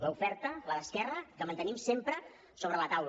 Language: Catalan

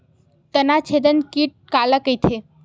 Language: Chhattisgarhi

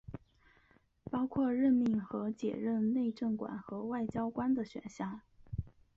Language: Chinese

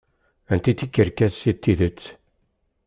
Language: Kabyle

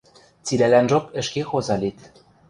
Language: Western Mari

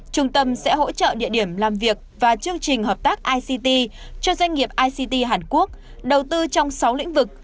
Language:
Vietnamese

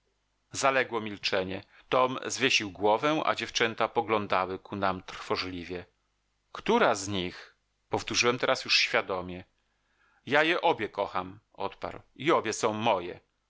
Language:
Polish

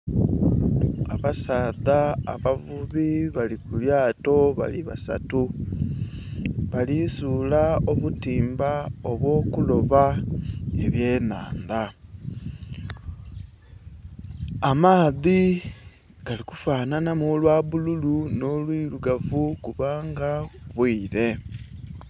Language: Soga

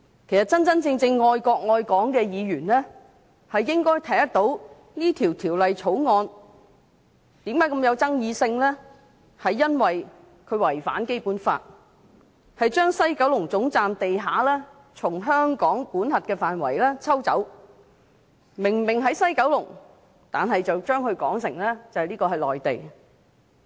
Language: Cantonese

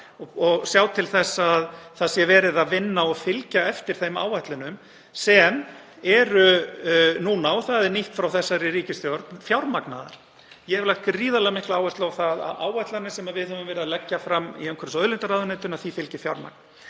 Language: Icelandic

